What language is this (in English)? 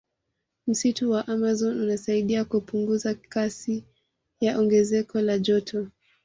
Swahili